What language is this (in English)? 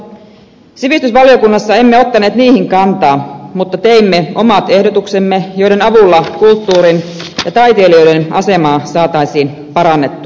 Finnish